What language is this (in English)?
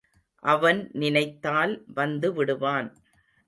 Tamil